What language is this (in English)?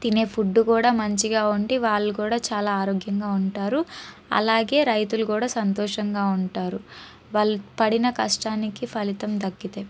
Telugu